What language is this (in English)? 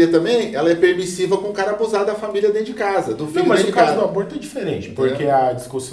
Portuguese